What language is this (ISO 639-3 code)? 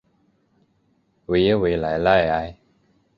zho